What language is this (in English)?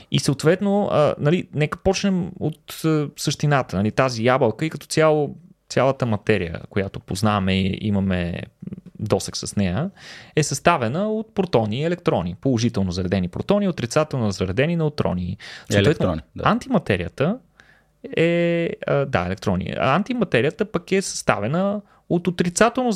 Bulgarian